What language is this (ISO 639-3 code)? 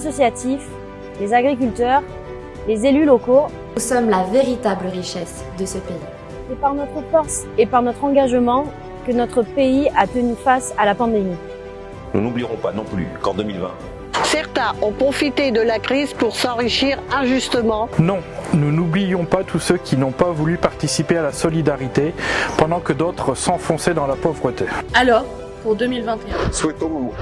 fra